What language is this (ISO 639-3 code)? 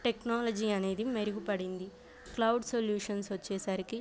tel